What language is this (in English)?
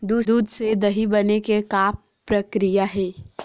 Chhattisgarhi